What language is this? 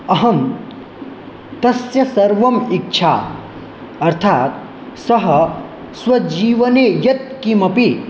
Sanskrit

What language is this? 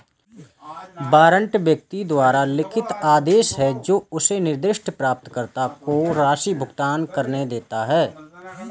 Hindi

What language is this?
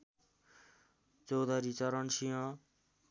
Nepali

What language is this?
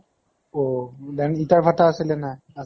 Assamese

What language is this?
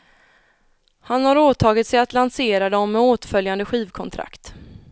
Swedish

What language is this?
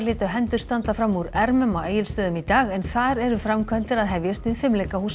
Icelandic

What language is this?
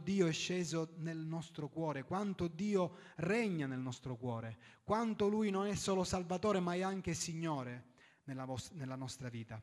Italian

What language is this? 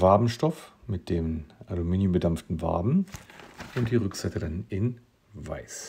German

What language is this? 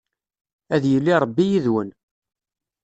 Kabyle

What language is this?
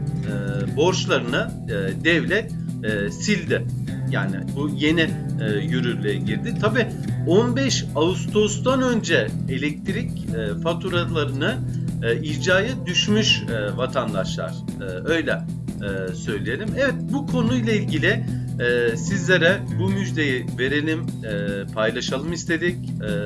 Turkish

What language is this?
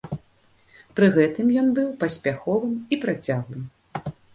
Belarusian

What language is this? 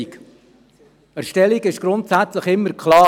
Swiss German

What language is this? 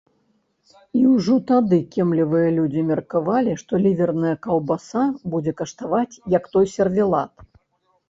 Belarusian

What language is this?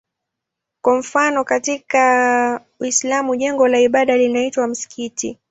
Swahili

